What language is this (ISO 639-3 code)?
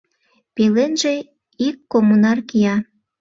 chm